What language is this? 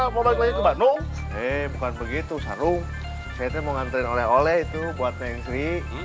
Indonesian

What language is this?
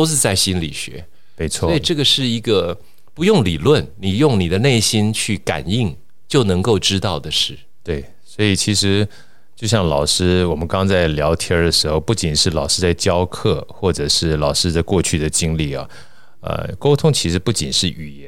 Chinese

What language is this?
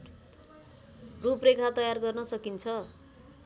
Nepali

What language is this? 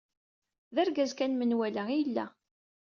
Kabyle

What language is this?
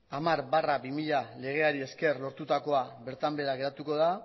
Basque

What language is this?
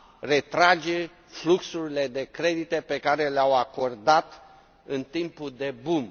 Romanian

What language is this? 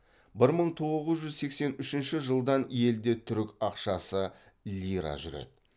Kazakh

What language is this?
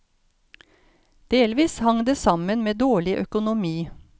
Norwegian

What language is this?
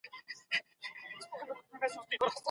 Pashto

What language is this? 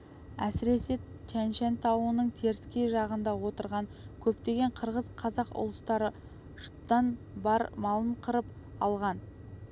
Kazakh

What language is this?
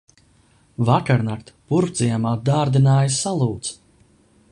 Latvian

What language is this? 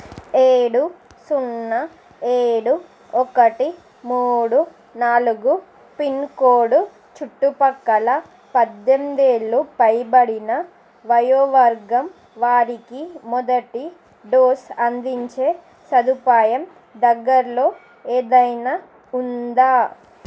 Telugu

